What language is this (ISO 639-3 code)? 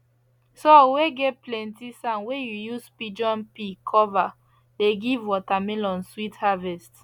pcm